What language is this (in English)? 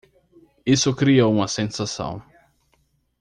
Portuguese